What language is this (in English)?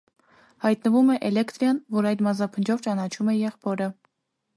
Armenian